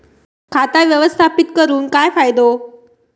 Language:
Marathi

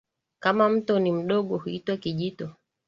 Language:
Swahili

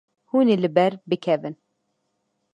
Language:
Kurdish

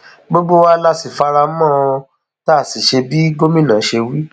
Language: Yoruba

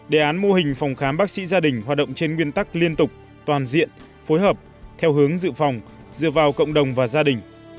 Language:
Vietnamese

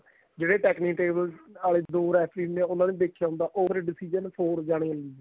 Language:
Punjabi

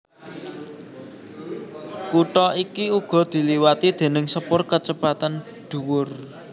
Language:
Javanese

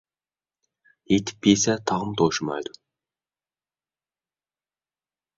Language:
Uyghur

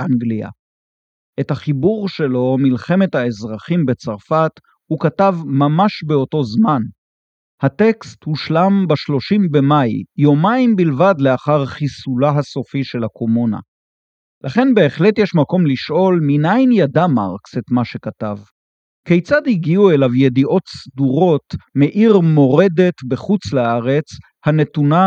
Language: Hebrew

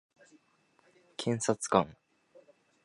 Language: Japanese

